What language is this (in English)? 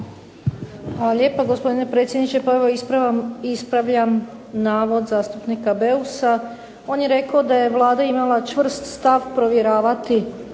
Croatian